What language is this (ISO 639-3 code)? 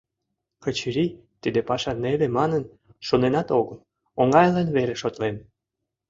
chm